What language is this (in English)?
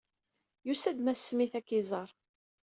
Kabyle